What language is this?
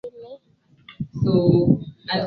Swahili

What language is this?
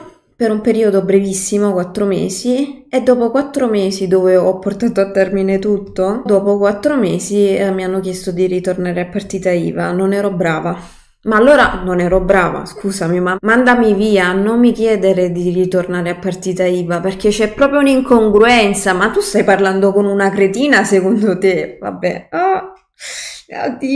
Italian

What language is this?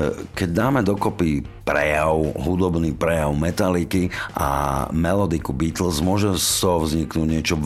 Slovak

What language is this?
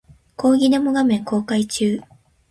Japanese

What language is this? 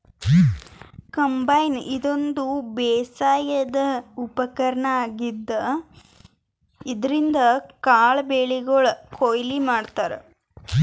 Kannada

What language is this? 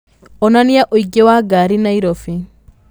Kikuyu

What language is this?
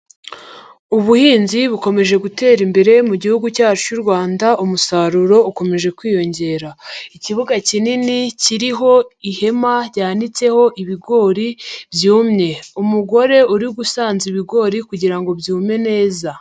Kinyarwanda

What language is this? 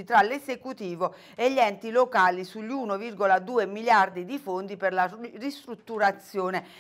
Italian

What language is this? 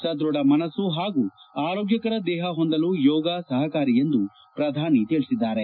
Kannada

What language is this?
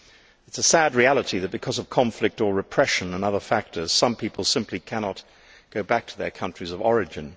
English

